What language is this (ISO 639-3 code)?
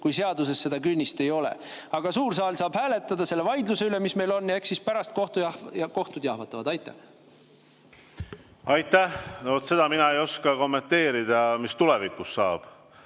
est